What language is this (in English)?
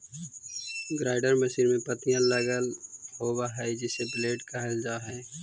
Magahi